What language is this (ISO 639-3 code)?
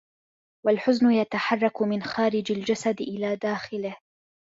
ara